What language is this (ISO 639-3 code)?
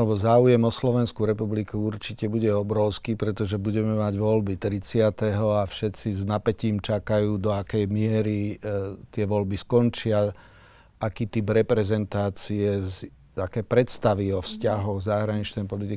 slk